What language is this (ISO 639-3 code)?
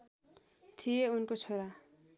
nep